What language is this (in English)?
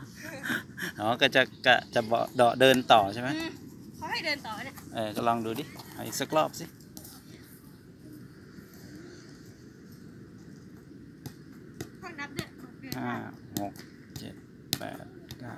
Thai